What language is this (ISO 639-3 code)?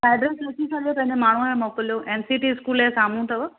snd